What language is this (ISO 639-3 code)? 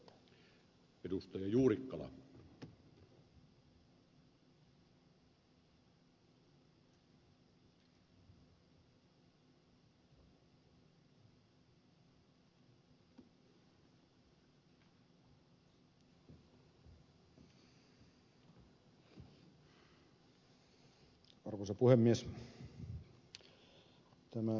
fin